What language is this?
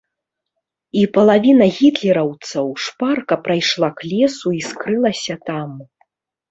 Belarusian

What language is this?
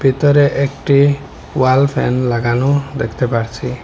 Bangla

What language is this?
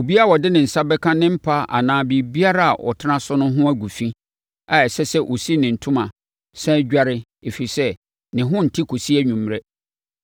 Akan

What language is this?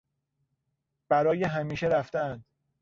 Persian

